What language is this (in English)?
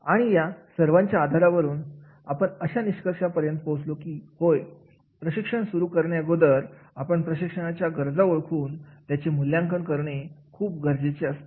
Marathi